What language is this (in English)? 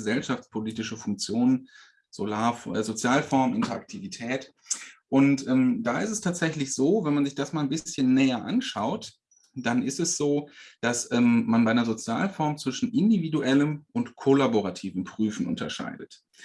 German